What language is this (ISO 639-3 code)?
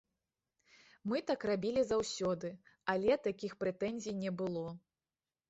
bel